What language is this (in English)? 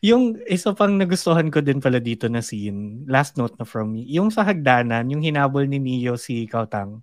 Filipino